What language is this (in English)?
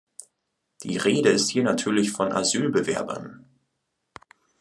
German